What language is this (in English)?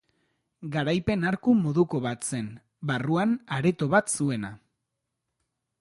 Basque